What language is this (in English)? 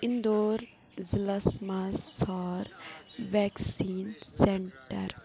Kashmiri